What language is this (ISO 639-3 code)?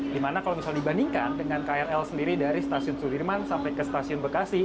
ind